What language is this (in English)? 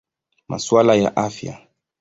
Swahili